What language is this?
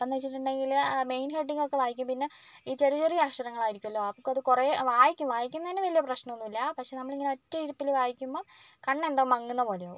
Malayalam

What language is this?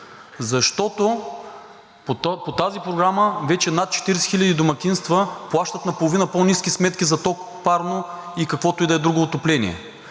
Bulgarian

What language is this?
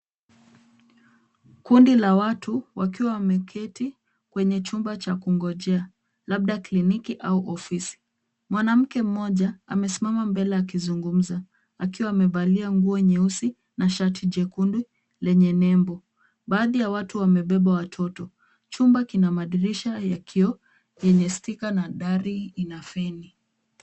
Swahili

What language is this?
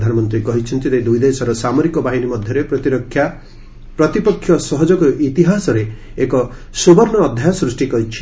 Odia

